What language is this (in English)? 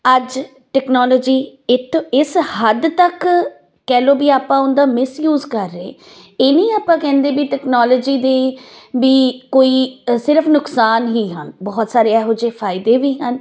Punjabi